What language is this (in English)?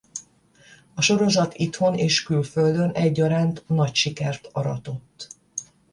Hungarian